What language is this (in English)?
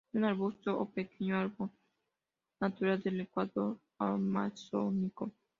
Spanish